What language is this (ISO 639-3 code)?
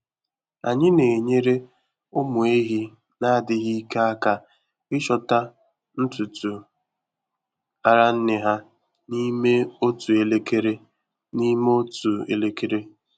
ibo